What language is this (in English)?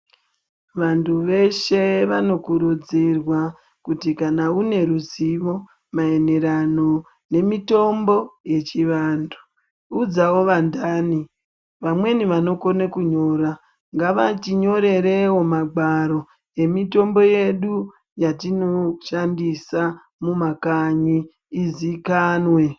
Ndau